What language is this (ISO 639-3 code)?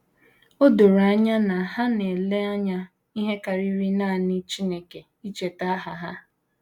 ibo